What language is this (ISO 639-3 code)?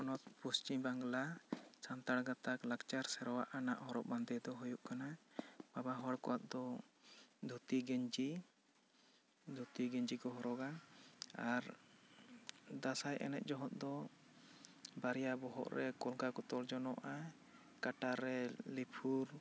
sat